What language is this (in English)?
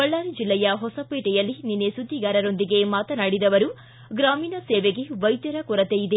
Kannada